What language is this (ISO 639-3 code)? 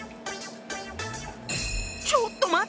jpn